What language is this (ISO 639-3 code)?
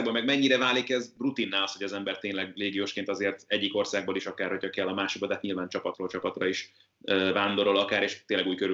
hun